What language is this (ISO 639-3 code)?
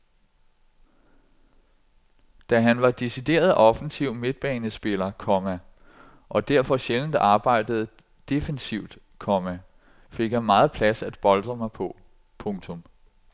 dan